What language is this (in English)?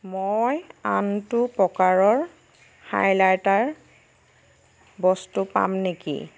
Assamese